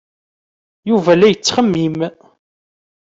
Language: Kabyle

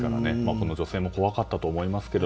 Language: Japanese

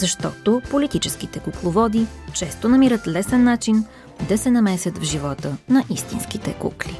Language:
Bulgarian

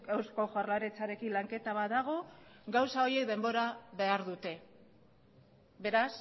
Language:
Basque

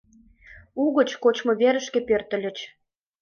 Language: Mari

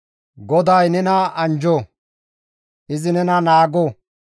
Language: Gamo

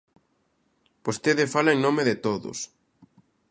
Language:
Galician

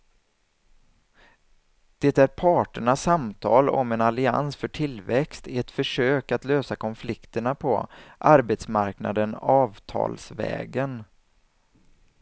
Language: Swedish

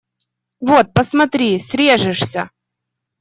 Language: Russian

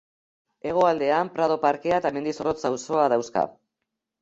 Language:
Basque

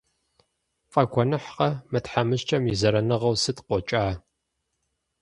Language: Kabardian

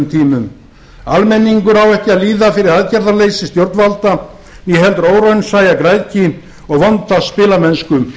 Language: Icelandic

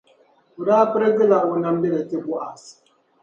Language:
Dagbani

